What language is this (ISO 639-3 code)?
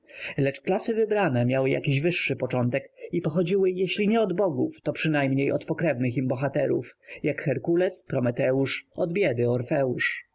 pol